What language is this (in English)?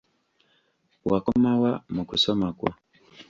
Ganda